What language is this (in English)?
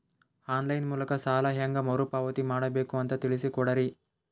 Kannada